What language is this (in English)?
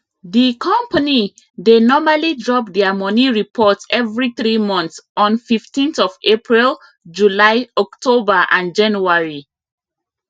Nigerian Pidgin